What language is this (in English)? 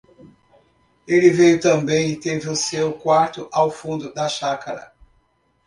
Portuguese